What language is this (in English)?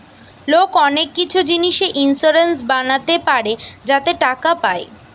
Bangla